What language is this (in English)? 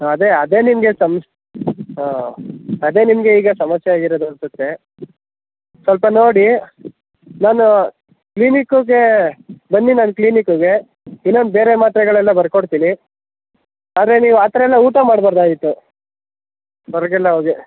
Kannada